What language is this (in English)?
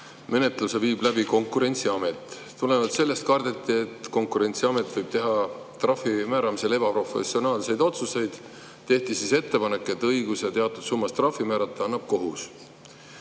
Estonian